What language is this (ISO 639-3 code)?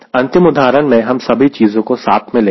hin